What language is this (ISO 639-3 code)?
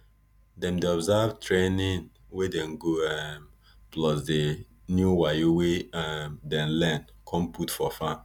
pcm